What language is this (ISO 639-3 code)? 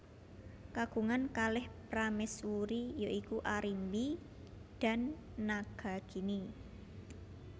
jav